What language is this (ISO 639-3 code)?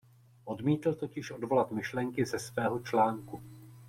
ces